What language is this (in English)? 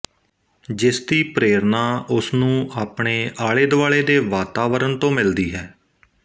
Punjabi